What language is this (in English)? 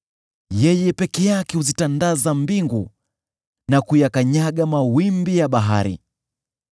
Swahili